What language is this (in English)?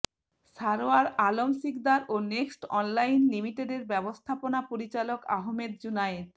Bangla